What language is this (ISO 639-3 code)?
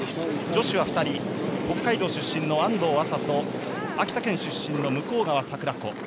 jpn